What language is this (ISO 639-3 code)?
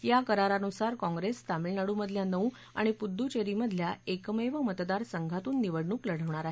mar